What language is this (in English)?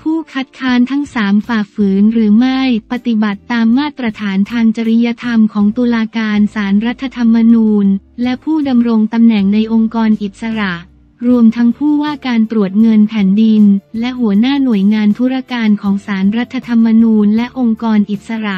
Thai